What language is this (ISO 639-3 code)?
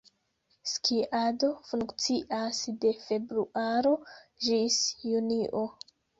epo